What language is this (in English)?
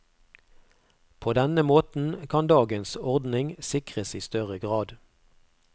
Norwegian